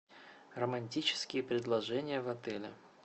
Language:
Russian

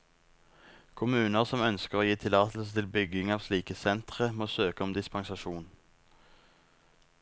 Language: Norwegian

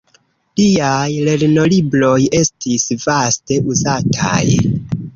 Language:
Esperanto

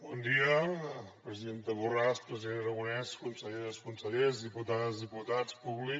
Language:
Catalan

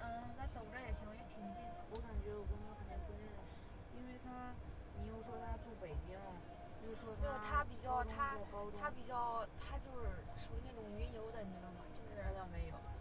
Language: Chinese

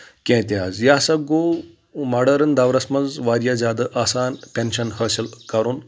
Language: Kashmiri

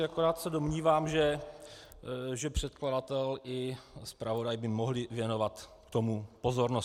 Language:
Czech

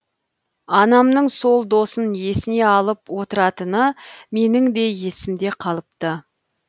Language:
Kazakh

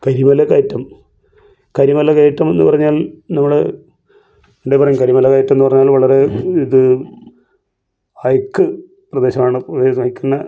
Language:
Malayalam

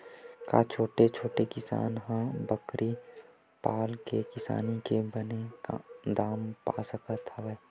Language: Chhattisgarhi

